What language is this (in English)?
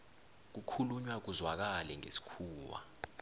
South Ndebele